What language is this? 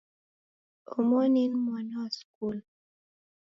Taita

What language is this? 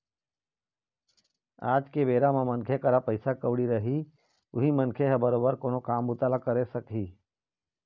Chhattisgarhi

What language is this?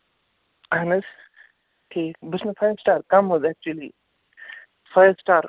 Kashmiri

